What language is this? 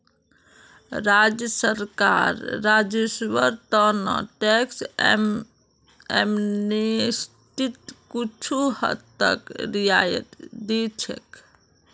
Magahi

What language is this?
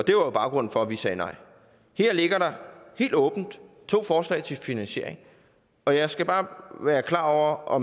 Danish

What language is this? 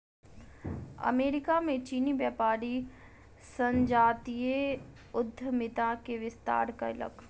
Maithili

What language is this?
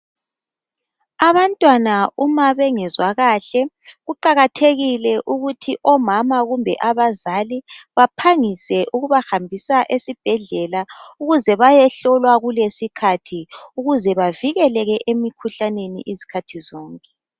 North Ndebele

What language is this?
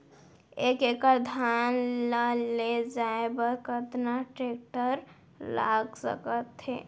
Chhattisgarhi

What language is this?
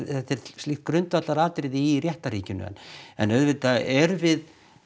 Icelandic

